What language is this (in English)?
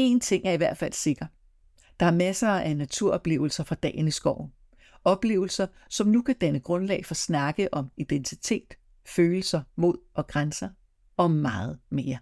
Danish